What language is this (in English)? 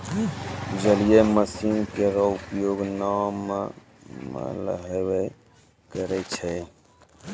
Maithili